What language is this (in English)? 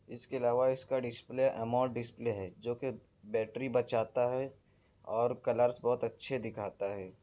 Urdu